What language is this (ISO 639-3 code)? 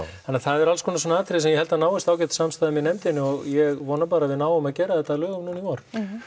isl